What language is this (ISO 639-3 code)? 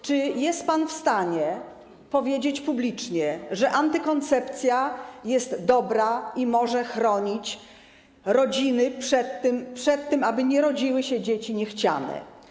pol